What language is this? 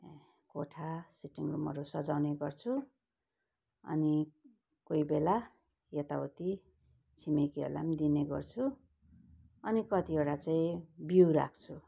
Nepali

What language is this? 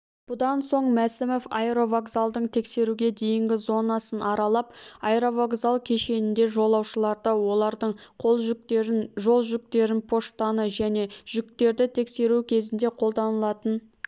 Kazakh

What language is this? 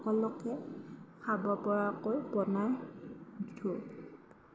Assamese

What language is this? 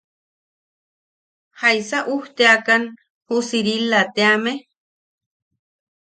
Yaqui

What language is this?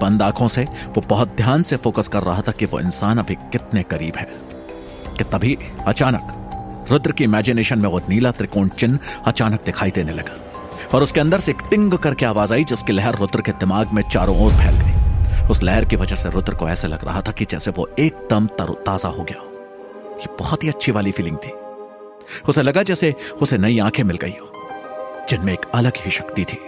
Hindi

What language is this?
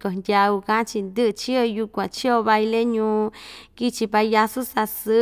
Ixtayutla Mixtec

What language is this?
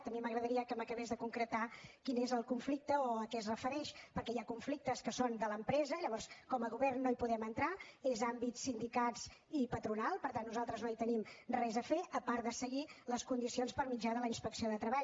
Catalan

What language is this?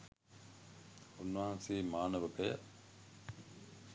Sinhala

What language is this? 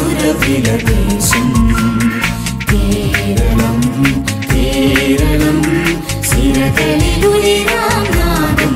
Malayalam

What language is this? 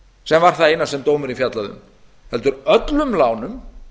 Icelandic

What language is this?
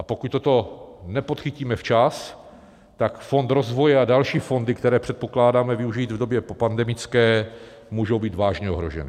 Czech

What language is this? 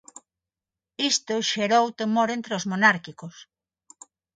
Galician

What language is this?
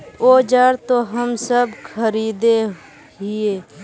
Magahi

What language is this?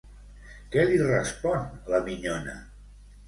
Catalan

